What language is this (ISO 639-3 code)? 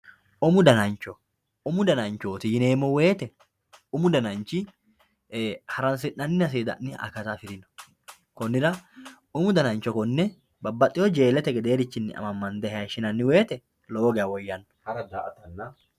sid